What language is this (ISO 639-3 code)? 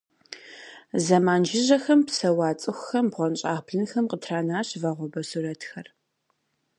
kbd